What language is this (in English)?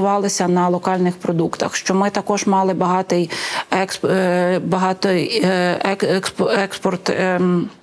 Ukrainian